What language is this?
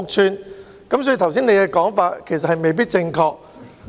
Cantonese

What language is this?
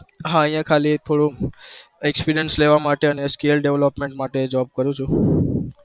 Gujarati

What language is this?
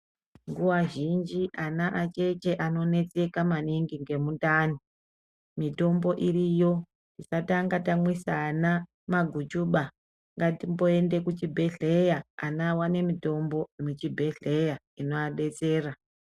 Ndau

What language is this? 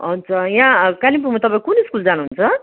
Nepali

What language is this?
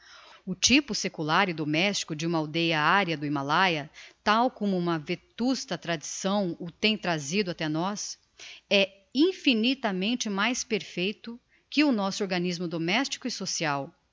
Portuguese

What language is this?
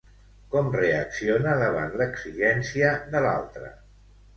Catalan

